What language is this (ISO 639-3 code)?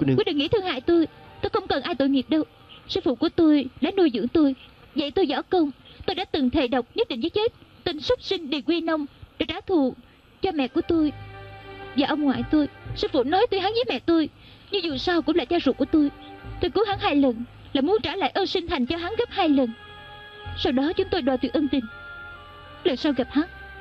vie